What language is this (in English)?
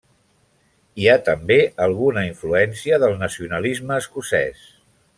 Catalan